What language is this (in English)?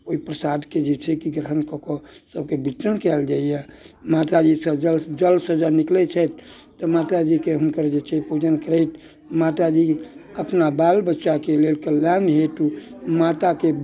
Maithili